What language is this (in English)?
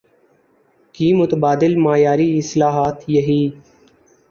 Urdu